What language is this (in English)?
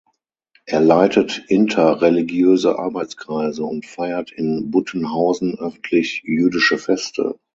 German